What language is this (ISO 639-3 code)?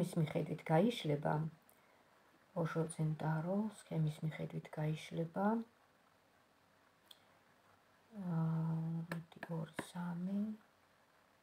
ron